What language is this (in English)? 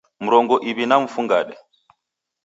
Taita